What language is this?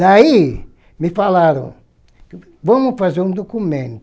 Portuguese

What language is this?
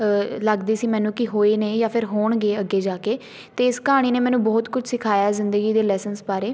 Punjabi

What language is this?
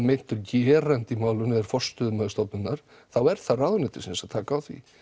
Icelandic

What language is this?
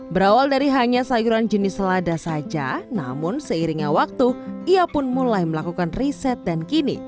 Indonesian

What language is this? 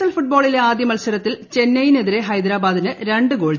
Malayalam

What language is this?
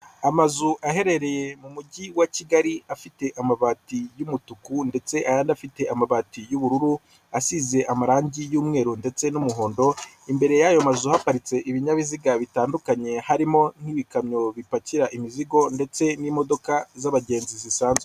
Kinyarwanda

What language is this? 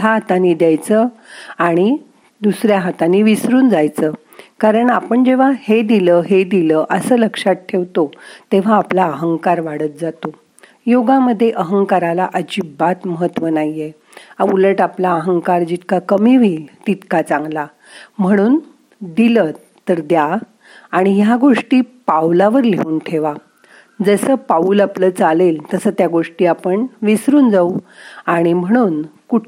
Marathi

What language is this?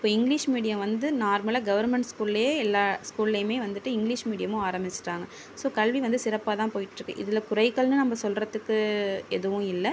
Tamil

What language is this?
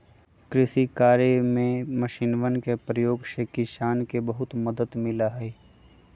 Magahi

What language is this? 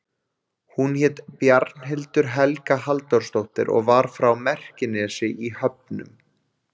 Icelandic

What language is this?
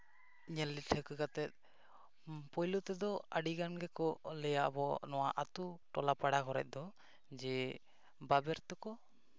Santali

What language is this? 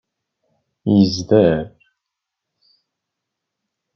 Kabyle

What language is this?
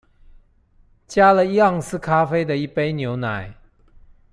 Chinese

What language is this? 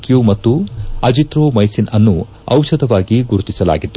Kannada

